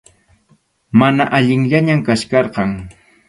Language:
Arequipa-La Unión Quechua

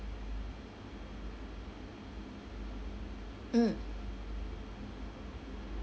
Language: English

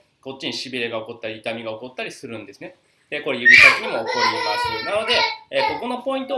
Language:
Japanese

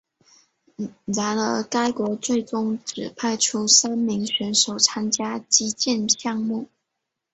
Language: Chinese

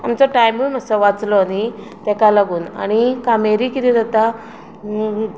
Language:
Konkani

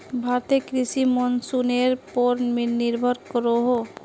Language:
Magahi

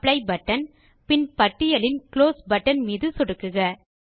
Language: Tamil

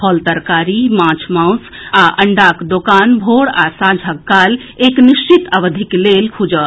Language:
Maithili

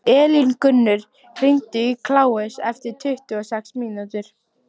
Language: Icelandic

